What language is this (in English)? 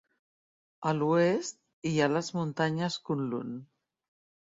Catalan